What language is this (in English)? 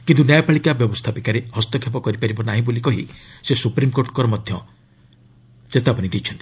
Odia